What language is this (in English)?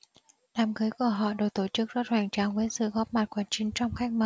Vietnamese